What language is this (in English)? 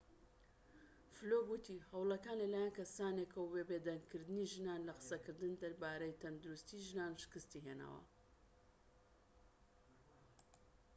Central Kurdish